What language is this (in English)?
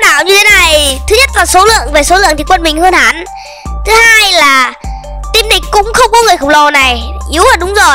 Vietnamese